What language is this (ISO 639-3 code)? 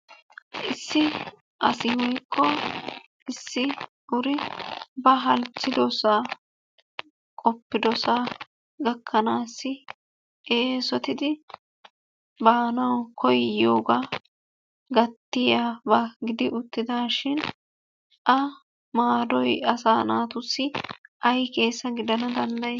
wal